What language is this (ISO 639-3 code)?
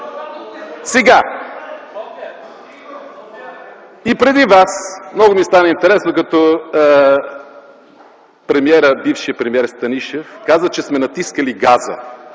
bul